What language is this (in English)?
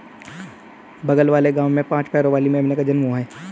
Hindi